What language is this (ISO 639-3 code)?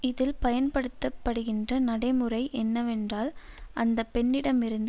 tam